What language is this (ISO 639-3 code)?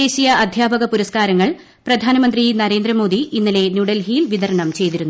mal